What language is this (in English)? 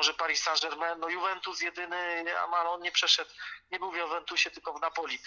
Polish